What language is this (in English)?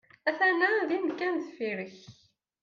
Kabyle